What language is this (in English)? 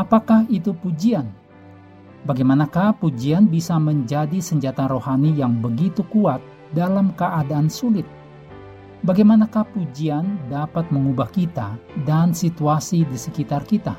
Indonesian